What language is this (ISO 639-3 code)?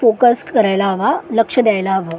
mar